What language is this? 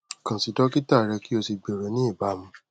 Yoruba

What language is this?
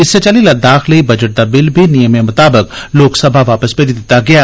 Dogri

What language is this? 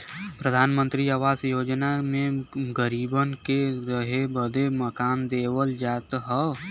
Bhojpuri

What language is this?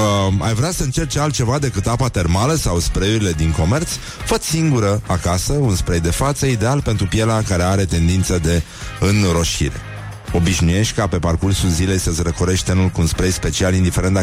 Romanian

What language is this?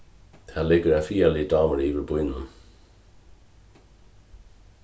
Faroese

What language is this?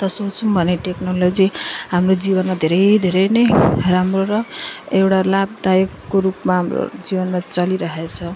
Nepali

